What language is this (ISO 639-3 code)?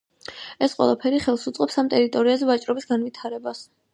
kat